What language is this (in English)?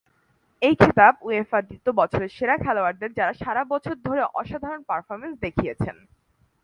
Bangla